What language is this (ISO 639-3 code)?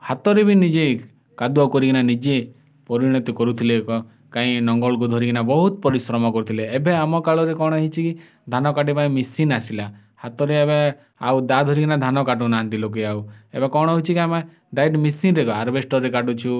ori